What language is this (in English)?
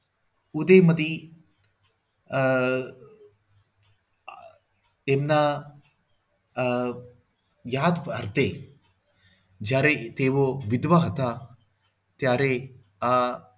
Gujarati